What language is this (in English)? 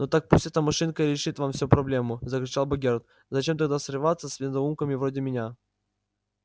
Russian